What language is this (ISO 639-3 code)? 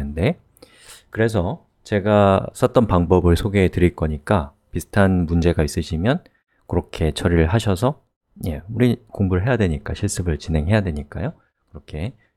kor